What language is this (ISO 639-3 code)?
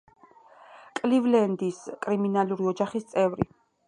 kat